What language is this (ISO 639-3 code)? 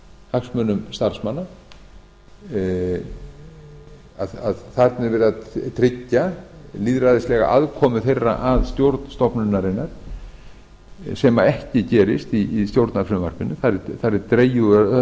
isl